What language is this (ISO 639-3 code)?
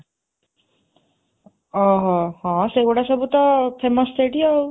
ori